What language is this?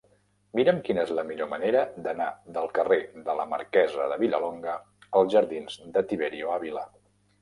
Catalan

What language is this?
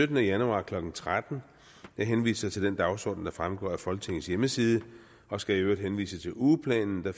Danish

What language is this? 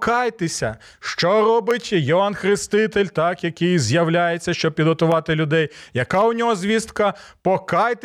Ukrainian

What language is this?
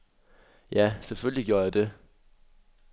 Danish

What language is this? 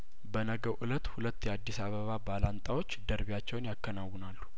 Amharic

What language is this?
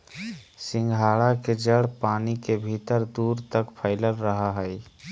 Magahi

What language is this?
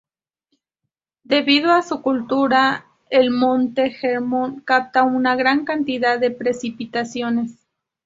Spanish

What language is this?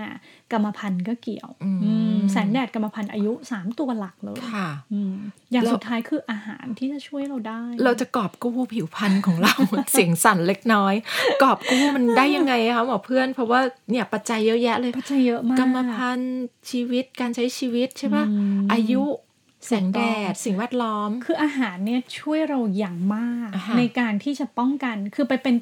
Thai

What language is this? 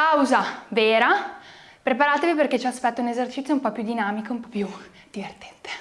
Italian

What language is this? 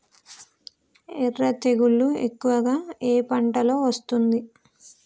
Telugu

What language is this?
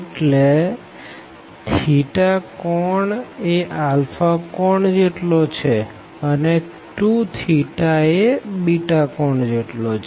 Gujarati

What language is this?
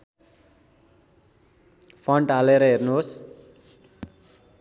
Nepali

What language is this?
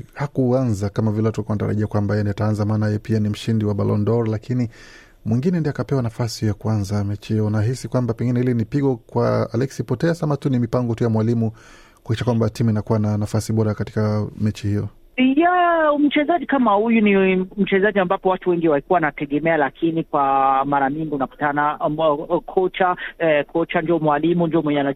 Swahili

